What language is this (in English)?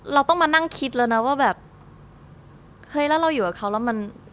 Thai